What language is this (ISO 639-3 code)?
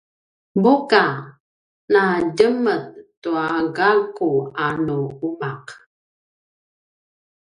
pwn